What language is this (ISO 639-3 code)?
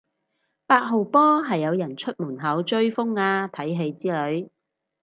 yue